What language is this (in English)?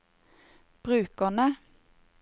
Norwegian